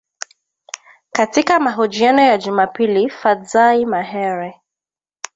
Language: Swahili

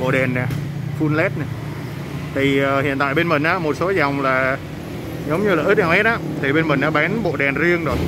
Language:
Vietnamese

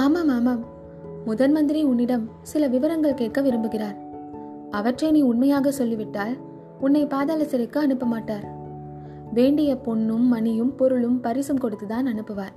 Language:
Tamil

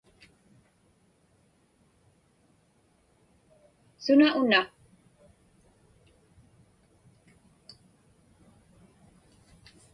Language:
Inupiaq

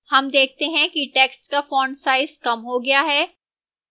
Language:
Hindi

